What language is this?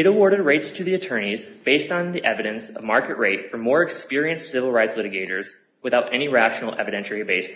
English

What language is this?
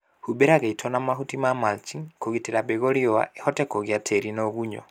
Kikuyu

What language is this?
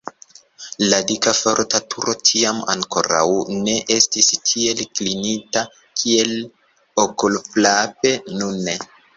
Esperanto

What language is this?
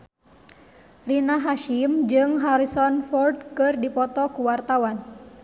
Sundanese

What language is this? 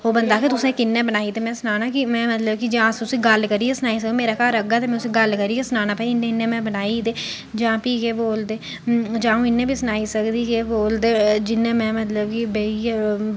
Dogri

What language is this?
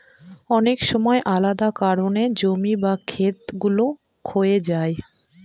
Bangla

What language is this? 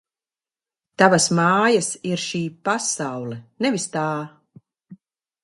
Latvian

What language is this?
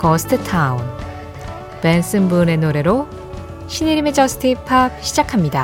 Korean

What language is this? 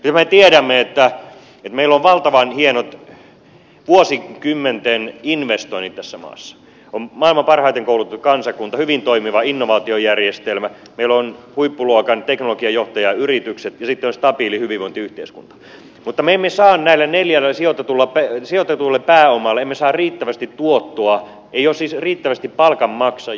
Finnish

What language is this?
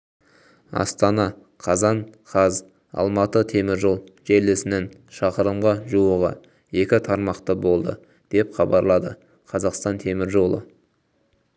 Kazakh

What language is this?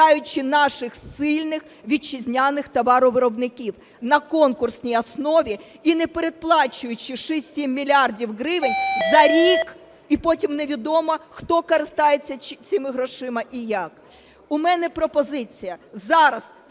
Ukrainian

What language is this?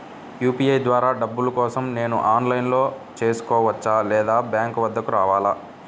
Telugu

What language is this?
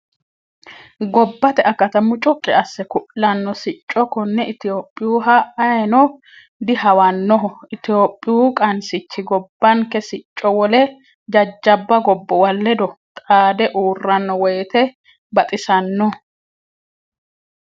Sidamo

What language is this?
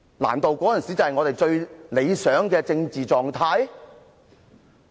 Cantonese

